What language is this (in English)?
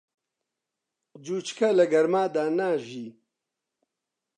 Central Kurdish